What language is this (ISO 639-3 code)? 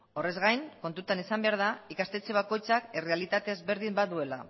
eus